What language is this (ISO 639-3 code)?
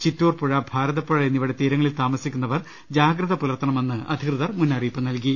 mal